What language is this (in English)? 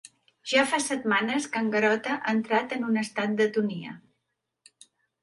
Catalan